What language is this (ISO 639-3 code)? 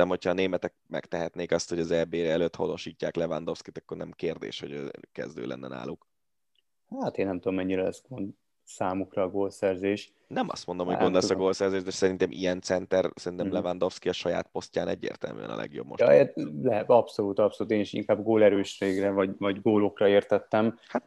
hun